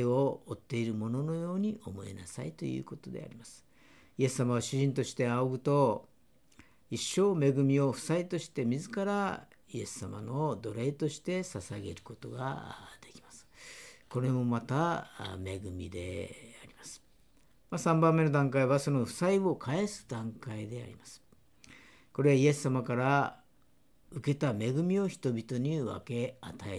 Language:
Japanese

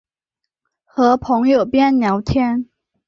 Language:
Chinese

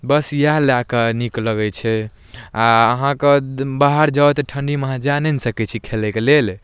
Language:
Maithili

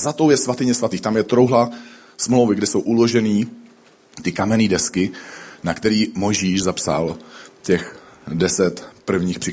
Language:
Czech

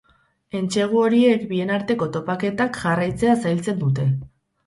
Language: Basque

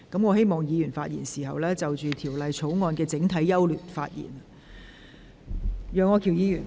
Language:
Cantonese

